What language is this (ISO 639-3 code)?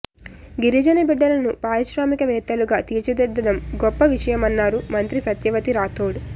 tel